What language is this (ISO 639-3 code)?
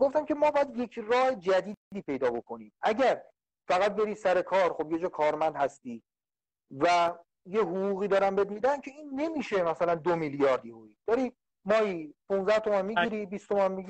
fas